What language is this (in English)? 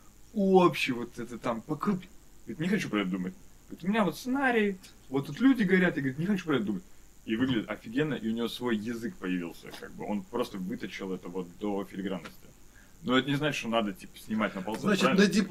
Russian